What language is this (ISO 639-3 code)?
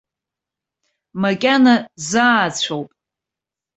abk